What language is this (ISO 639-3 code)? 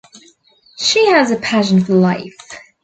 eng